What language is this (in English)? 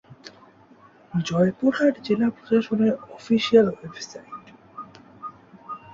Bangla